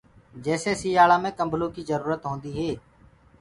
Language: Gurgula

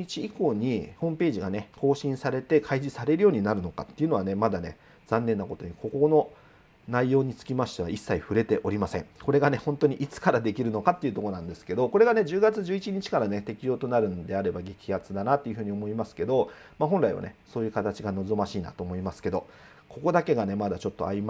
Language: Japanese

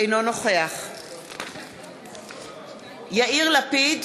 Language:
Hebrew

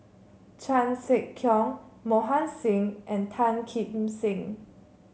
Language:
English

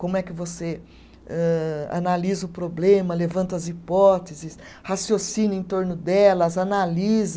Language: Portuguese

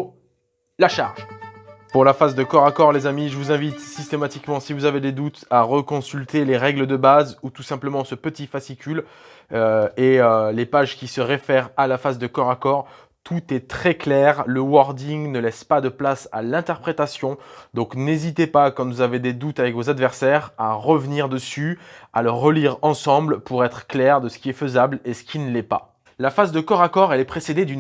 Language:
French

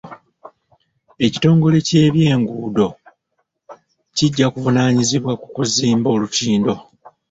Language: Ganda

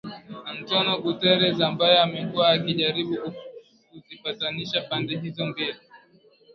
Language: Swahili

